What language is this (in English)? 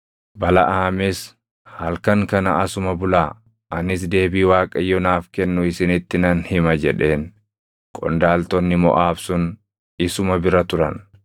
Oromo